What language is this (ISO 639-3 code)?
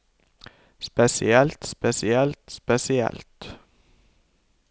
nor